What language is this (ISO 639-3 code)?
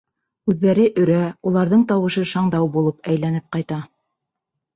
bak